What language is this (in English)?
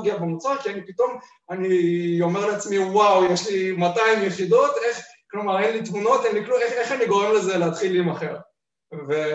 Hebrew